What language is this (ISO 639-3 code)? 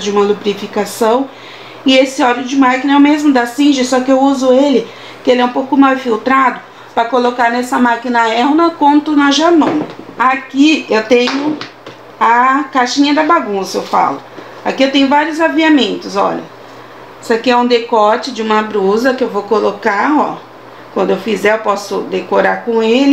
por